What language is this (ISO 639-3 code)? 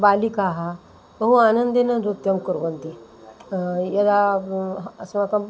san